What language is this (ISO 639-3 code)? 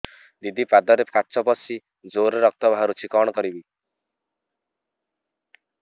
ori